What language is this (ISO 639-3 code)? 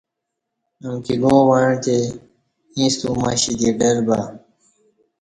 bsh